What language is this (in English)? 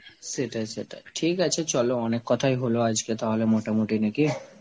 Bangla